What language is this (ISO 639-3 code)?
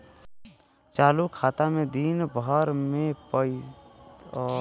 bho